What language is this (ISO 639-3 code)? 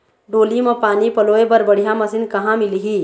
hne